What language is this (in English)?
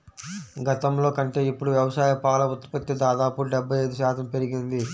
Telugu